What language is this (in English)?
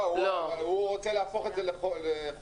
Hebrew